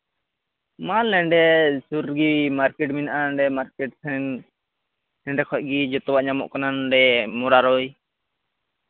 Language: Santali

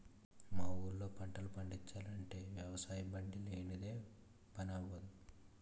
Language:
Telugu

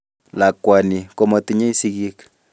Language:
Kalenjin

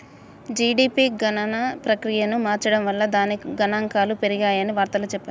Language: Telugu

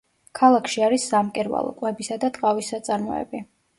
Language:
Georgian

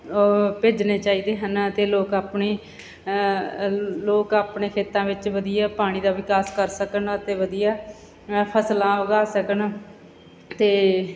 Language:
Punjabi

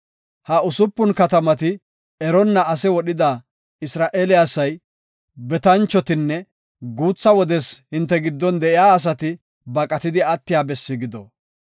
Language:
Gofa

